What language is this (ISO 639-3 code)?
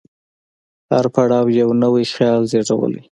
pus